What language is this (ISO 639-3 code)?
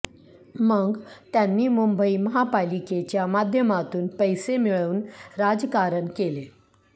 mar